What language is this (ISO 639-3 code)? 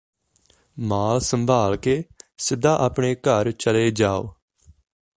pan